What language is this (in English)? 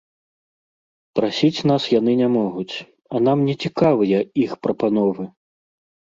Belarusian